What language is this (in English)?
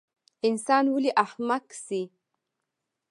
Pashto